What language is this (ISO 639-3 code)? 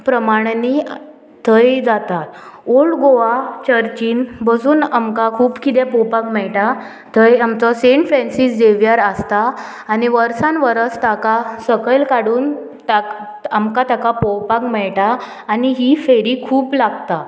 kok